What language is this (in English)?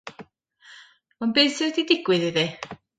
Welsh